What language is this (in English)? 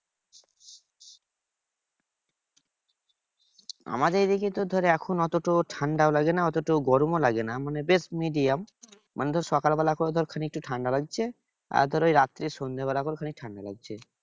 Bangla